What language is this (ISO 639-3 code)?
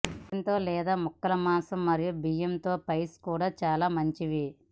tel